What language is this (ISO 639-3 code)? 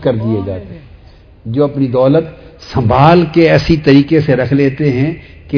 urd